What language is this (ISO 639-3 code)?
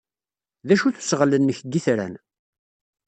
kab